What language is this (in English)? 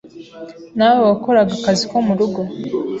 Kinyarwanda